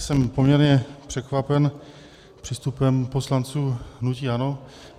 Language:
Czech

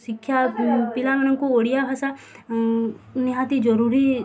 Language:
Odia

